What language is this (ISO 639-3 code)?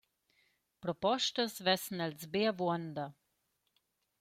roh